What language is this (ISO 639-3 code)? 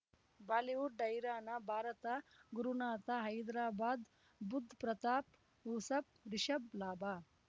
kan